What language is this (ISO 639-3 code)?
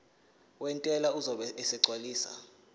zul